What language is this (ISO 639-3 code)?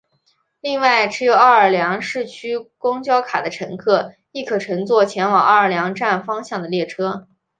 zho